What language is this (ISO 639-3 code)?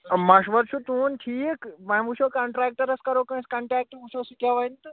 kas